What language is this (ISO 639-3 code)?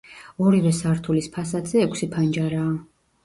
kat